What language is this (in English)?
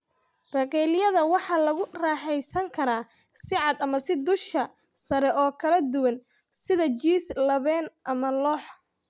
Somali